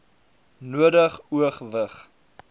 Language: Afrikaans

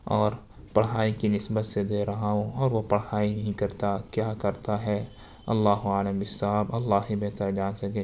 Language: Urdu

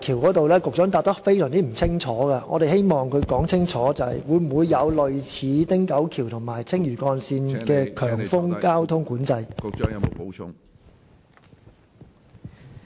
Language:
Cantonese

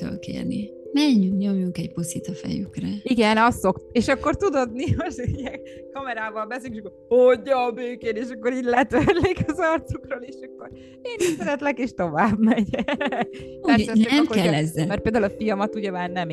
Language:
Hungarian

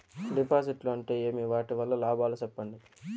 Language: Telugu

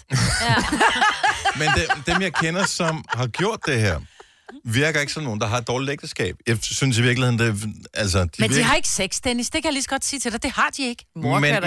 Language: Danish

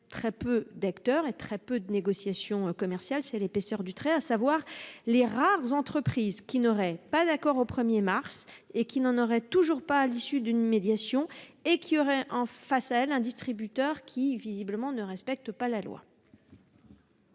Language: French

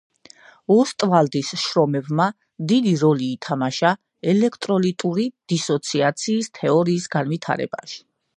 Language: Georgian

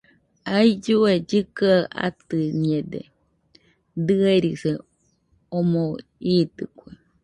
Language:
Nüpode Huitoto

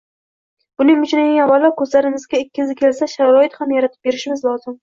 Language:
Uzbek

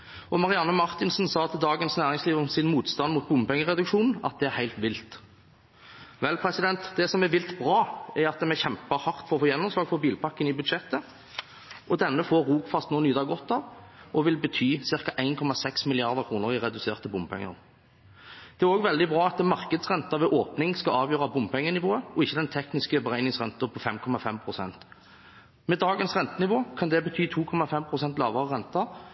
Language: Norwegian Bokmål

